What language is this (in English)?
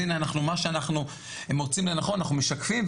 Hebrew